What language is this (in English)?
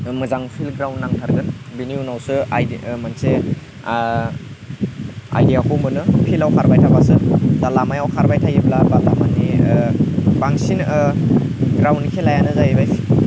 Bodo